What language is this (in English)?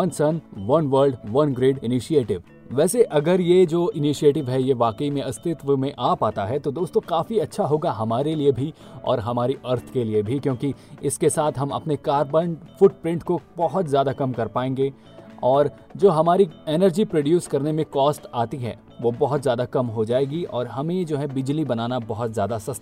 Hindi